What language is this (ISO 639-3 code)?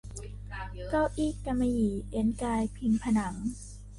tha